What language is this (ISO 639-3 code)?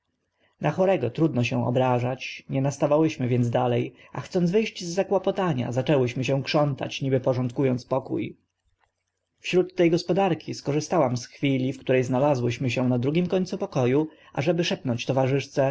pol